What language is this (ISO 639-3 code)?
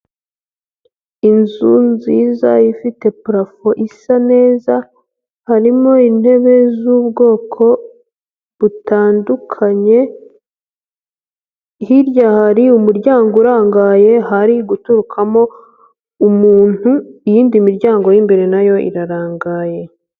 kin